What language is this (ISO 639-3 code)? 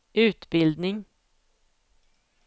swe